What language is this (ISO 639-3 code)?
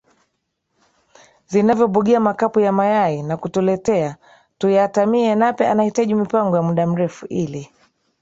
swa